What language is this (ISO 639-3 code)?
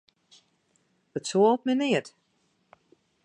fry